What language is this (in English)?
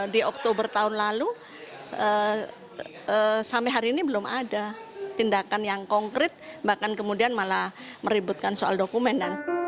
Indonesian